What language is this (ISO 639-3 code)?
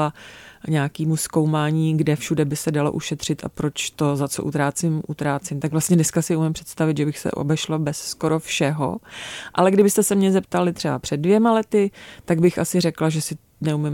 ces